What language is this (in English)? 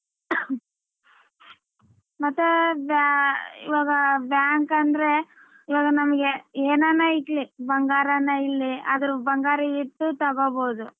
Kannada